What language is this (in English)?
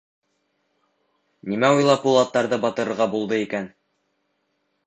Bashkir